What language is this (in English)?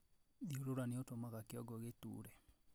Kikuyu